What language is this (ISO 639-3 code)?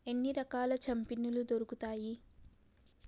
tel